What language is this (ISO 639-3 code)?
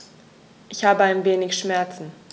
deu